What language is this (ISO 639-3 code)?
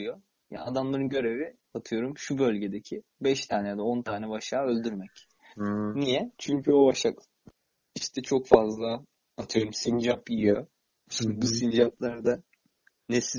tur